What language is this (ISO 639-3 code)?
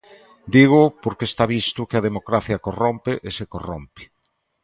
glg